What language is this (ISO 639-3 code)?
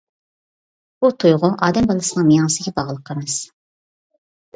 uig